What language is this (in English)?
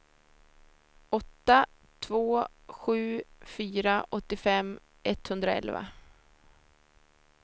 Swedish